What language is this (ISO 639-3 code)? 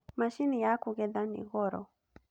kik